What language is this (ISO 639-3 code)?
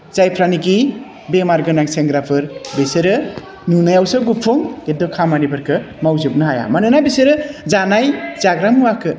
brx